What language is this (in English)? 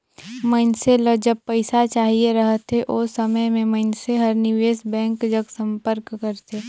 Chhattisgarhi